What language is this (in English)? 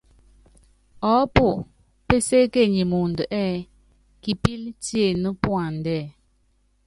Yangben